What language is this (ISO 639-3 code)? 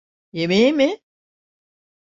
tur